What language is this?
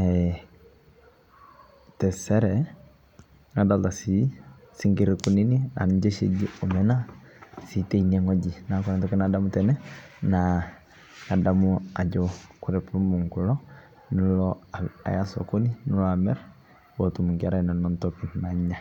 Masai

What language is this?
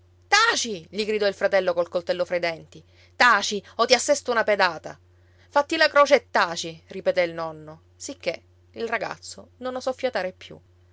Italian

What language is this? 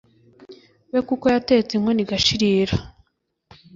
Kinyarwanda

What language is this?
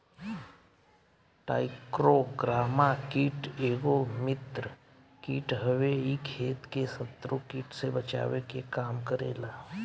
Bhojpuri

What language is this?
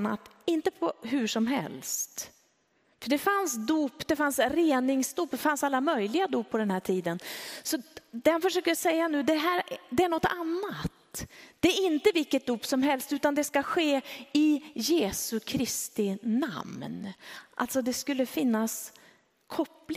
Swedish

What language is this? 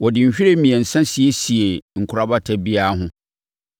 Akan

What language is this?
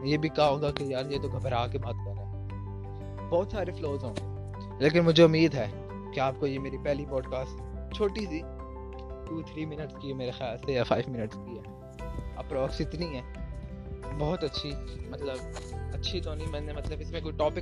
Urdu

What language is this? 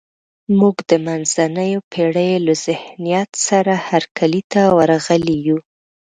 Pashto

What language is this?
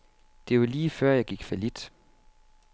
Danish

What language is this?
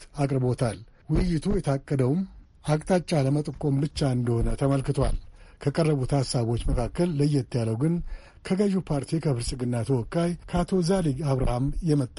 Amharic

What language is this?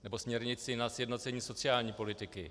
Czech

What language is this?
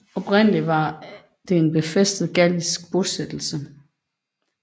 Danish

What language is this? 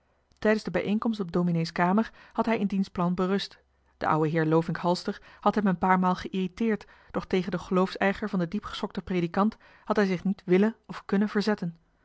Dutch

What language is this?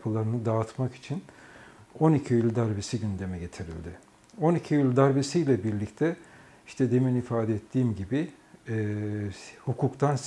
Turkish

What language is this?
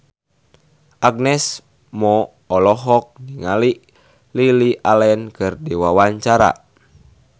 Sundanese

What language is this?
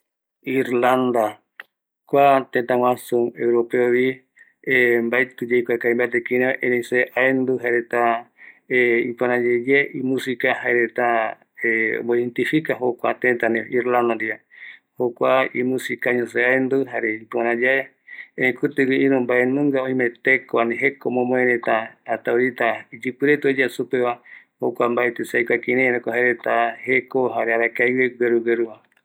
Eastern Bolivian Guaraní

